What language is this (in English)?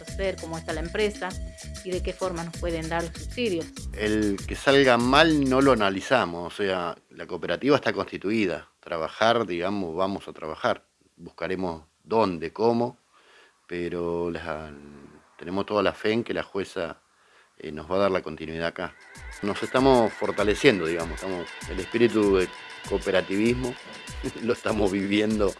Spanish